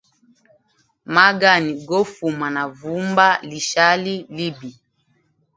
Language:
Hemba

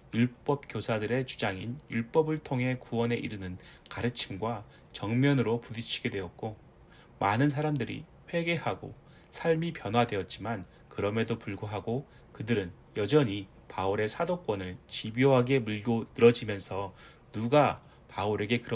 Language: Korean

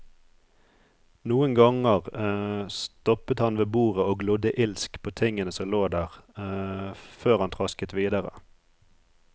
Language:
Norwegian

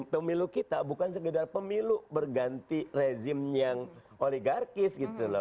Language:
Indonesian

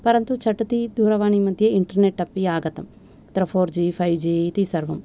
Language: Sanskrit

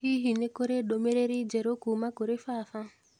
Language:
Kikuyu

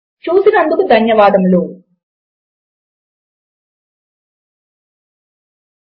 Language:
Telugu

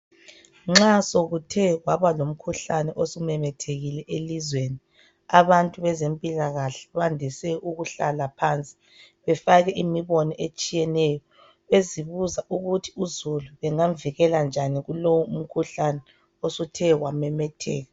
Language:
North Ndebele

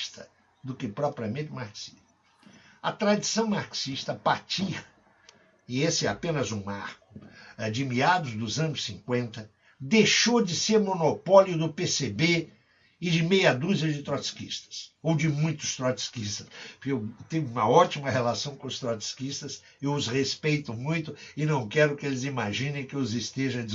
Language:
Portuguese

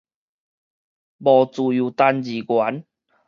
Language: Min Nan Chinese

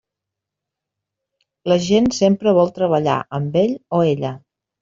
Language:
Catalan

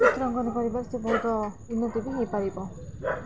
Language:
Odia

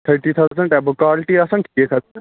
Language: Kashmiri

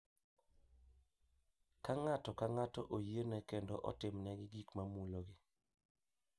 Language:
Luo (Kenya and Tanzania)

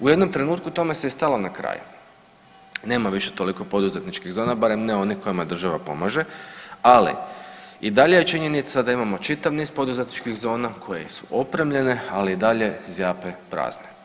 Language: Croatian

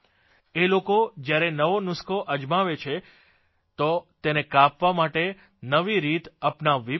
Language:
Gujarati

